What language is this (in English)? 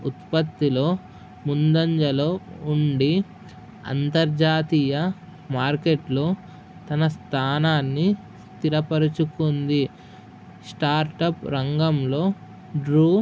Telugu